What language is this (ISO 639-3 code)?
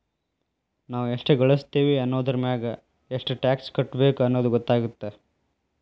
kan